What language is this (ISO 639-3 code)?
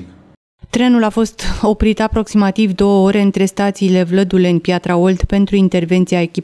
ron